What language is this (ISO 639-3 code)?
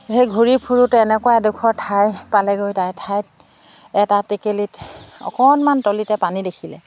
asm